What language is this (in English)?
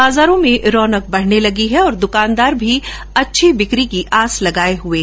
Hindi